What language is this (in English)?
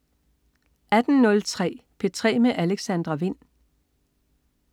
Danish